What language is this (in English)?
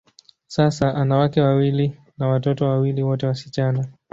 Swahili